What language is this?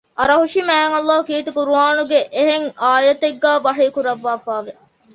Divehi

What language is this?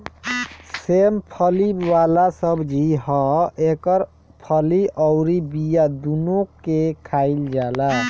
Bhojpuri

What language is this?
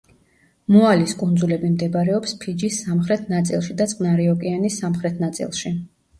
Georgian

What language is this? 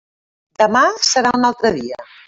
Catalan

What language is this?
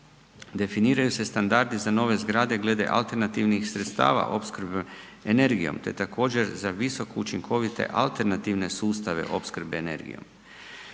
Croatian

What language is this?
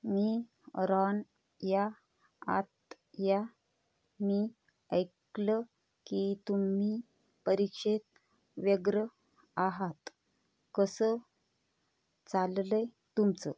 Marathi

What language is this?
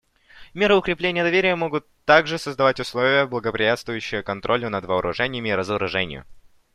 Russian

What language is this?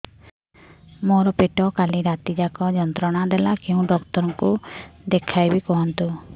Odia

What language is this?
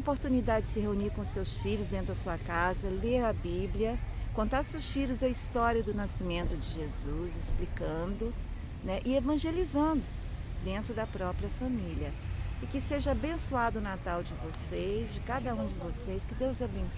Portuguese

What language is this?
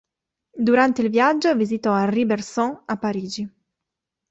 Italian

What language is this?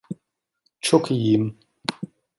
Turkish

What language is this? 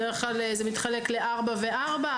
Hebrew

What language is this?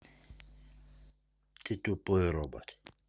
Russian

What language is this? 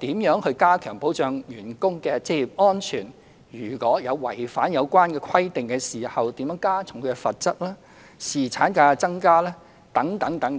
Cantonese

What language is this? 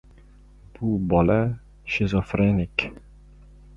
Uzbek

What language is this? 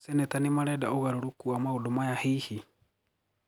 Kikuyu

